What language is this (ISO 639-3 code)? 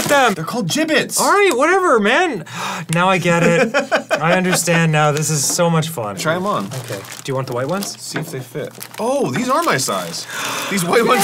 eng